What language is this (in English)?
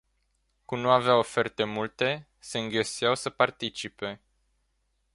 Romanian